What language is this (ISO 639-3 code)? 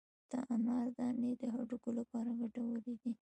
pus